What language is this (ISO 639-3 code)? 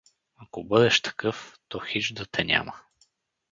bul